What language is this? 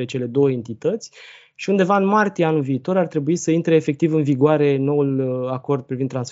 Romanian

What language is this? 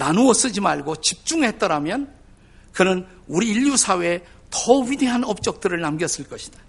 Korean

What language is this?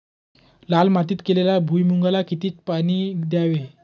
Marathi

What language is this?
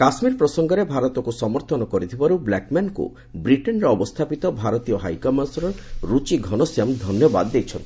Odia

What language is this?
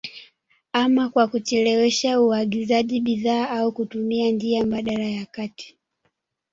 Swahili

